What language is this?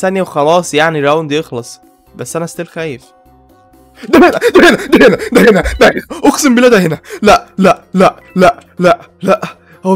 Arabic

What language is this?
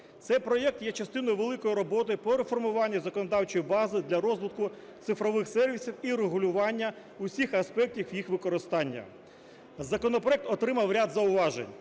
Ukrainian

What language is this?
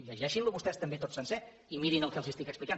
Catalan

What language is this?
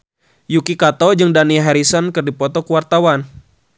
Sundanese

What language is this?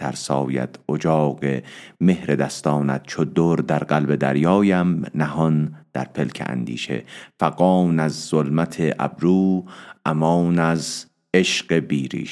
Persian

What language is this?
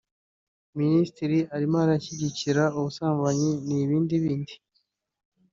Kinyarwanda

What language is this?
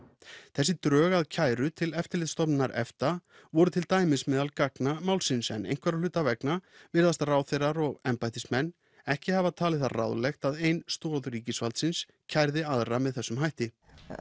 Icelandic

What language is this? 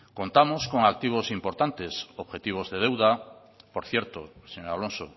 Spanish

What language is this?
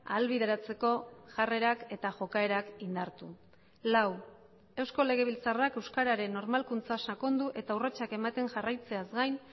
Basque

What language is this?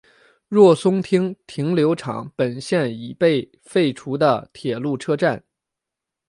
Chinese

